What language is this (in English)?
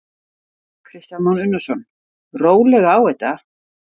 Icelandic